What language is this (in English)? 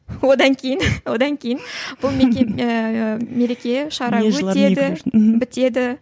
Kazakh